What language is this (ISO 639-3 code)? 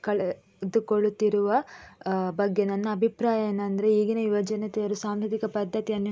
kan